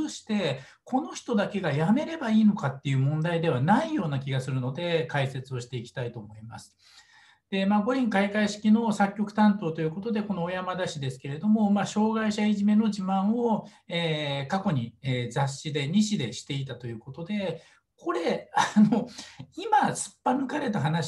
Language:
Japanese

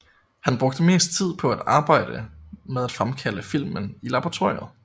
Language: Danish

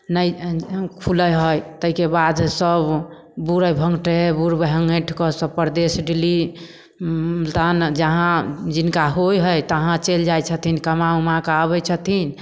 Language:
Maithili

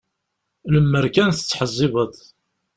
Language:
Kabyle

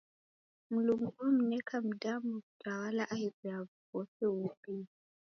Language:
Taita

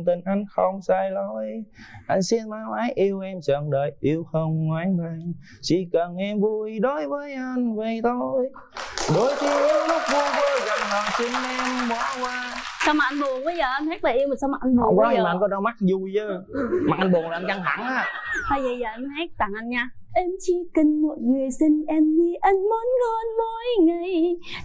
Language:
Vietnamese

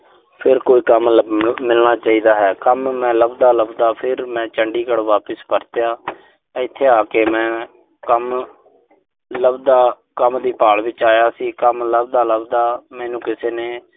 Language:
Punjabi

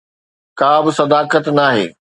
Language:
Sindhi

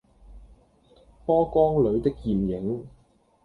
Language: Cantonese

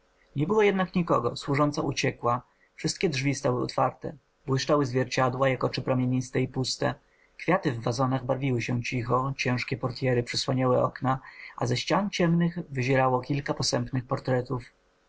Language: Polish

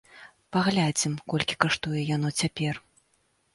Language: Belarusian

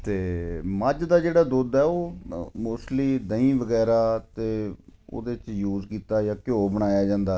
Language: Punjabi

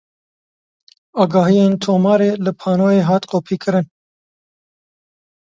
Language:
Kurdish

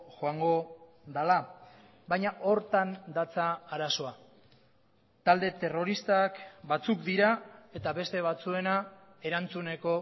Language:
Basque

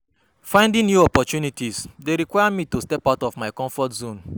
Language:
Nigerian Pidgin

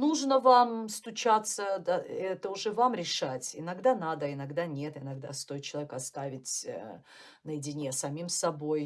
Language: Russian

